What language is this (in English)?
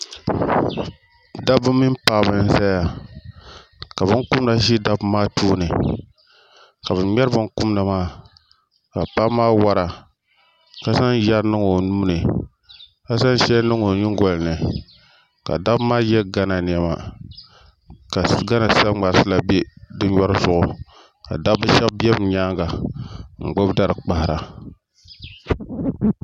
Dagbani